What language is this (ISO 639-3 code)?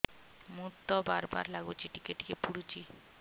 ori